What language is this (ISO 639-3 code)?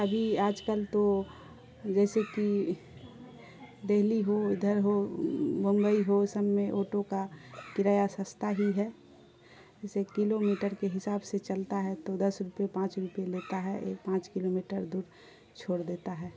urd